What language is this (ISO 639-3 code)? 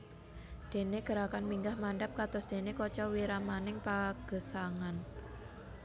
jav